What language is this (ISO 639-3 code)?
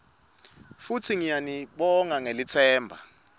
ssw